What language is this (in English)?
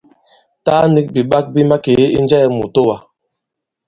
Bankon